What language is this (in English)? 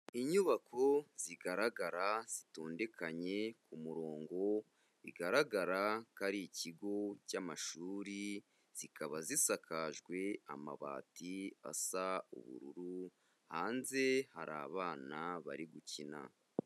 Kinyarwanda